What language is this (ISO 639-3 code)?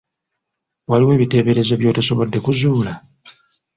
lug